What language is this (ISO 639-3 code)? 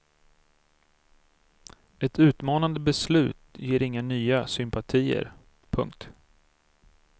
swe